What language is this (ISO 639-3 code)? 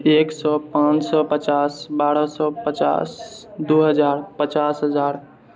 mai